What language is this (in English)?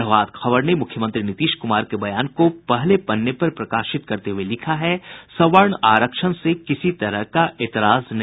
Hindi